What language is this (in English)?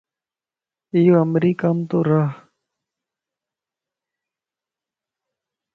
Lasi